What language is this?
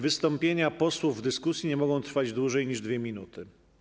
Polish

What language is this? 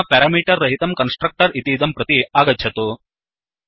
Sanskrit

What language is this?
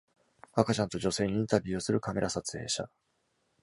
Japanese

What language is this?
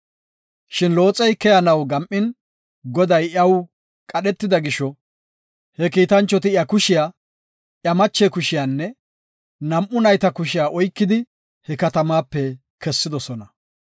Gofa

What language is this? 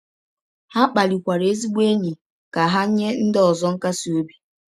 Igbo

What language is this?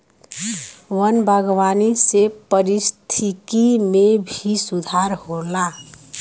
Bhojpuri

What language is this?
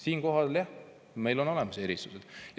Estonian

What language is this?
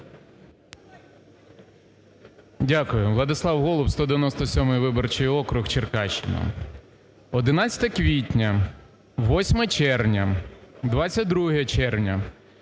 Ukrainian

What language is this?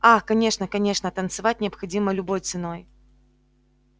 Russian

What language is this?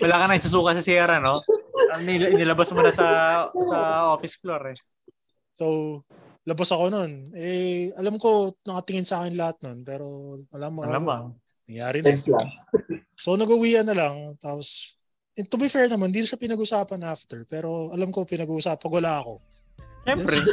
Filipino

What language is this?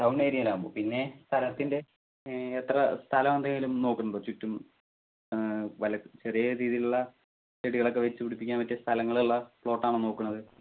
Malayalam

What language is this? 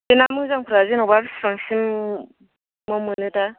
Bodo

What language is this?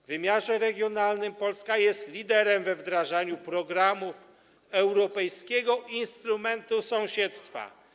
Polish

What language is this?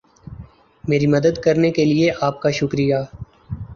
Urdu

